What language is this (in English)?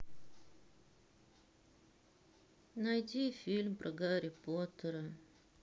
Russian